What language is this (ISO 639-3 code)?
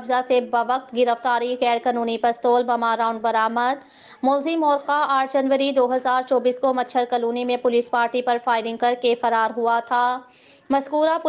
hin